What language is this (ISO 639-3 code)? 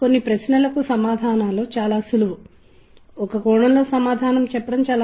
tel